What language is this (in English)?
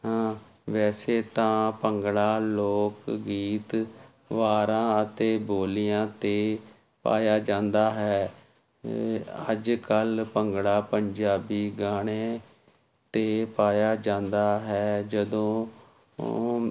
Punjabi